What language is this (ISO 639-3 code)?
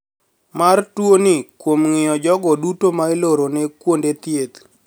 luo